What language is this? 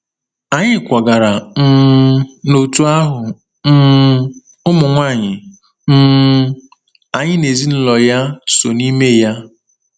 Igbo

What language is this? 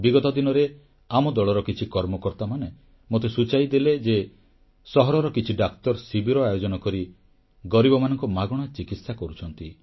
Odia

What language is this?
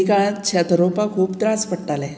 Konkani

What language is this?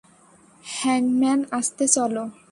Bangla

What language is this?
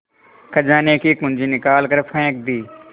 Hindi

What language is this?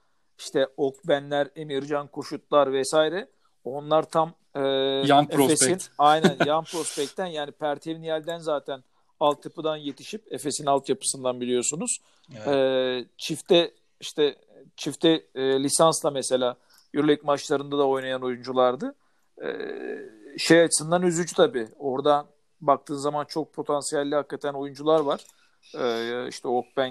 Turkish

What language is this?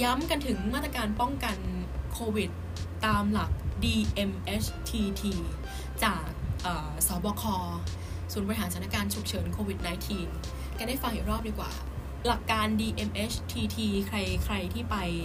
Thai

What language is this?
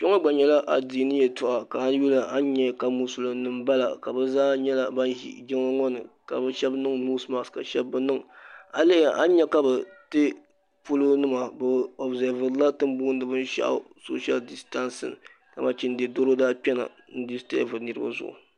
Dagbani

